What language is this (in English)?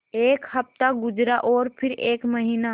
Hindi